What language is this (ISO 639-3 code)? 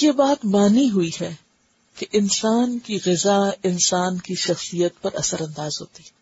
urd